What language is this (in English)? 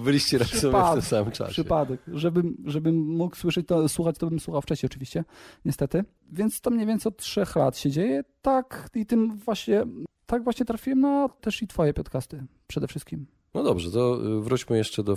Polish